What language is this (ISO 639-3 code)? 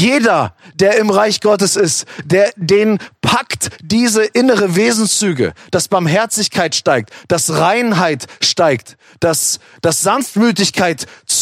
deu